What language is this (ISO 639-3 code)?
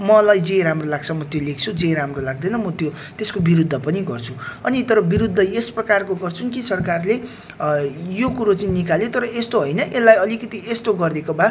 nep